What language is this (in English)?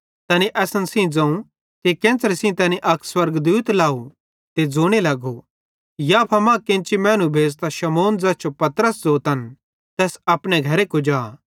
Bhadrawahi